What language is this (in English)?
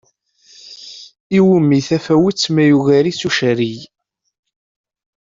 Kabyle